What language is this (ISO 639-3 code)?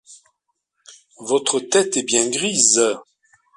fra